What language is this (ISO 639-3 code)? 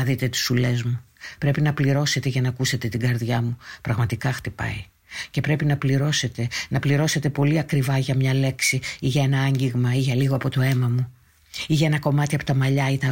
ell